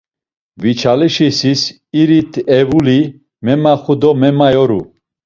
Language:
Laz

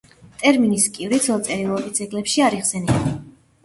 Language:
Georgian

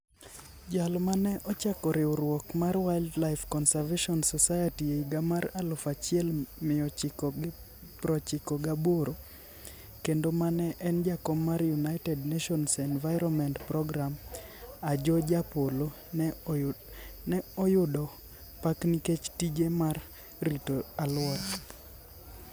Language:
Luo (Kenya and Tanzania)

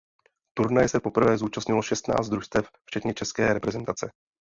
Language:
Czech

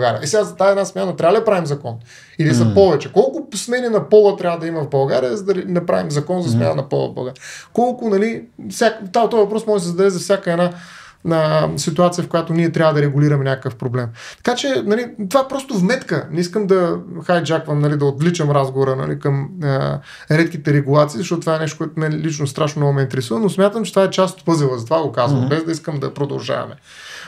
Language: Bulgarian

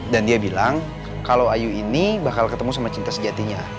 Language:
Indonesian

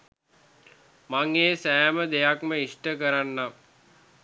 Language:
Sinhala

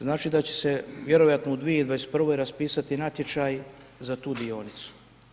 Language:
Croatian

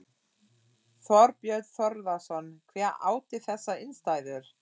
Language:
Icelandic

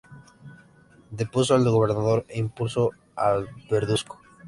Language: Spanish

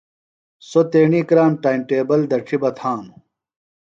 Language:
Phalura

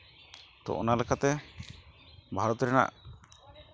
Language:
Santali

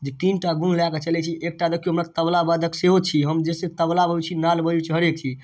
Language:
Maithili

